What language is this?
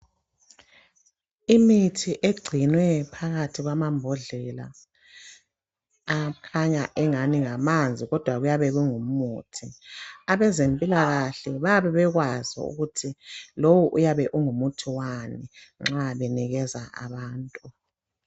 North Ndebele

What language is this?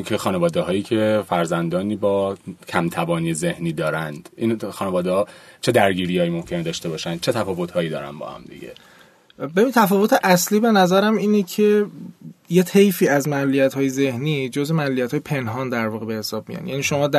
Persian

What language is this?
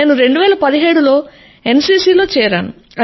Telugu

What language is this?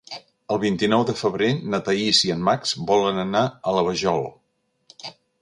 Catalan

